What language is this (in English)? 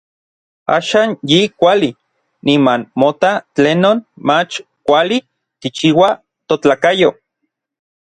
Orizaba Nahuatl